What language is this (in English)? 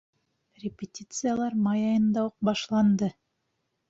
Bashkir